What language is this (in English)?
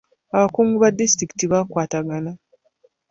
Ganda